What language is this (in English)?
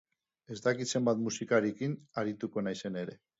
Basque